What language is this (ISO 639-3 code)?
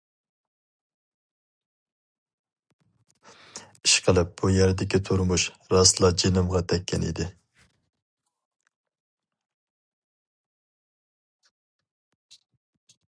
uig